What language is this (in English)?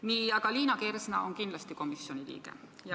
Estonian